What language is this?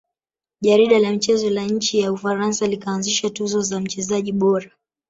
Swahili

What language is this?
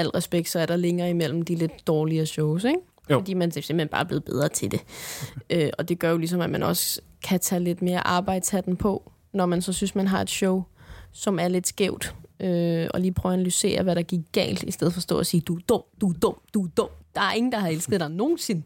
Danish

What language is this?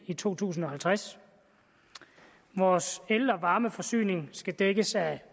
Danish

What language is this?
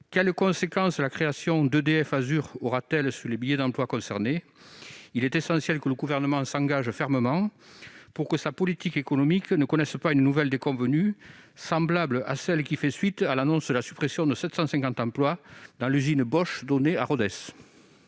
French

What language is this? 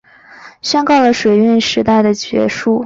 Chinese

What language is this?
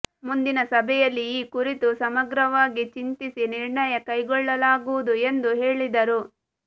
Kannada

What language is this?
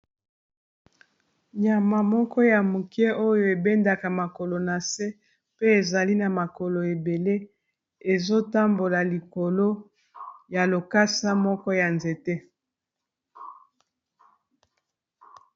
Lingala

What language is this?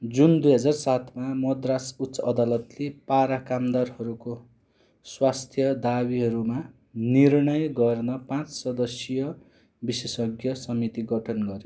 Nepali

